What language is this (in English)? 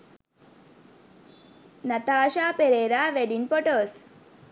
Sinhala